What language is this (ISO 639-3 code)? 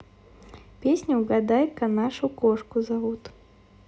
rus